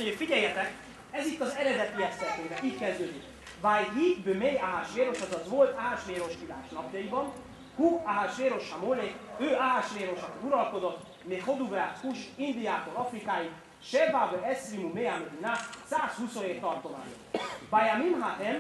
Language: Hungarian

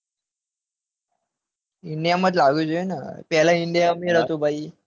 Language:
Gujarati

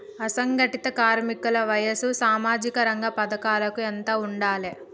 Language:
Telugu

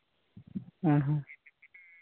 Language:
Santali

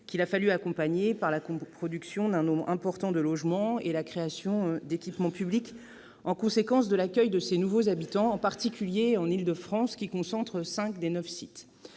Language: French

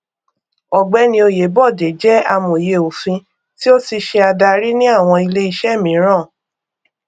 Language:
Yoruba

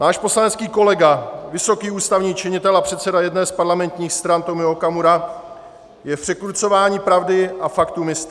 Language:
Czech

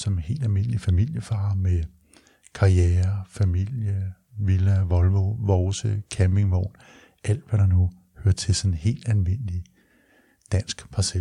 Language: Danish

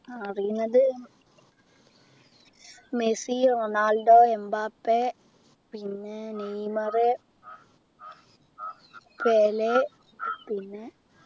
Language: Malayalam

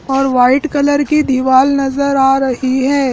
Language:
Hindi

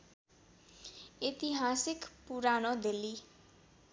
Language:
Nepali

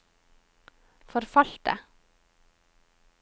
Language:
Norwegian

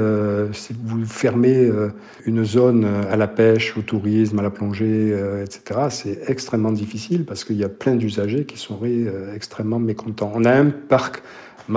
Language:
French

